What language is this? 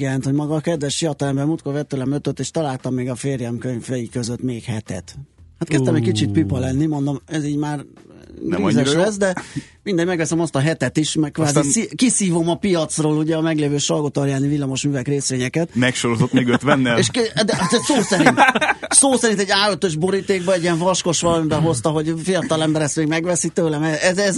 Hungarian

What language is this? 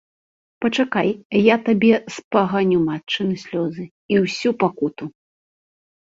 Belarusian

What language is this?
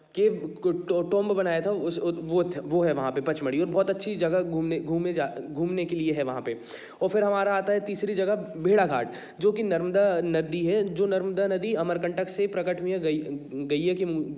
Hindi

